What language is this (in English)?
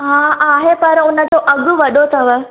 Sindhi